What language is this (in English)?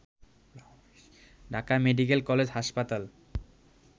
Bangla